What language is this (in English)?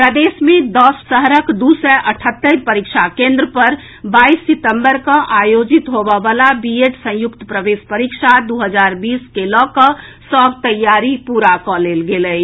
Maithili